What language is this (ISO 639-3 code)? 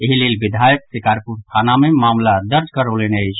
mai